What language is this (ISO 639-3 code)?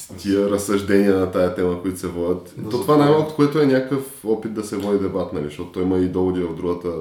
bul